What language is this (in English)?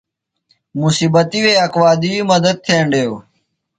Phalura